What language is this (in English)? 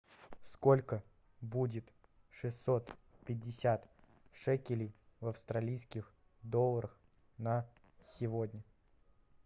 Russian